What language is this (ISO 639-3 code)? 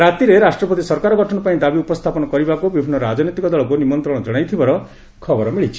ori